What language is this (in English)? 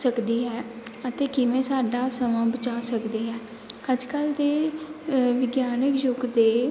Punjabi